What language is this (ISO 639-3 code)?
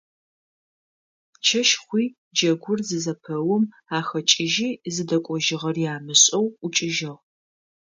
ady